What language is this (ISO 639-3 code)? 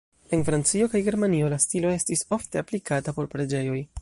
epo